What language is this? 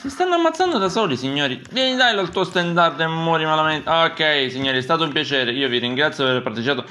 Italian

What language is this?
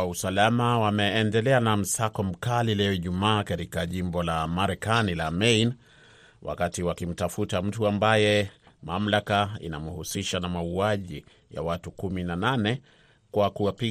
Swahili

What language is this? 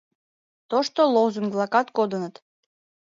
Mari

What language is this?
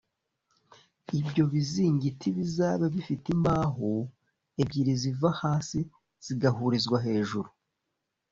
Kinyarwanda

